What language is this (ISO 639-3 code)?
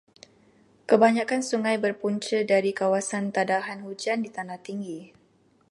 msa